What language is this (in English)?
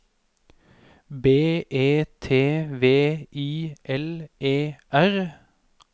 Norwegian